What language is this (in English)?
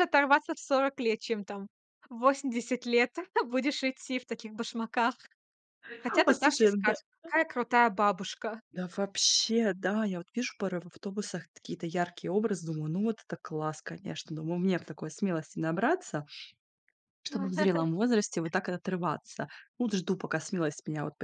Russian